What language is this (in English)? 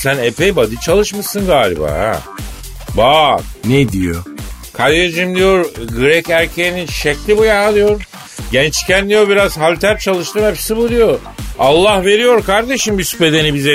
Turkish